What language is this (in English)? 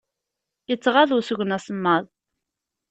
Kabyle